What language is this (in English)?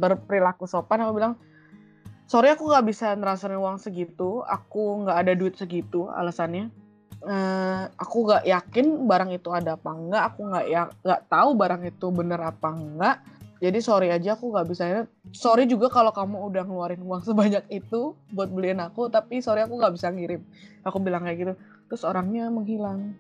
Indonesian